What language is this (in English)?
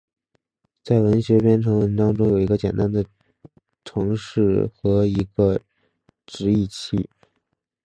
Chinese